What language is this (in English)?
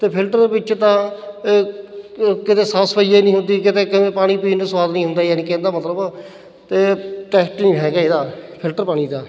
Punjabi